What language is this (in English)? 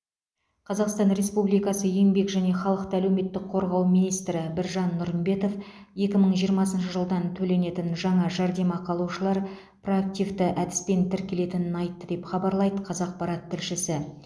Kazakh